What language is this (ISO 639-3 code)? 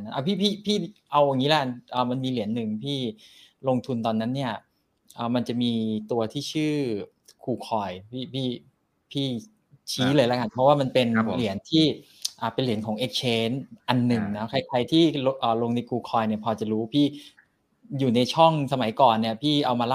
tha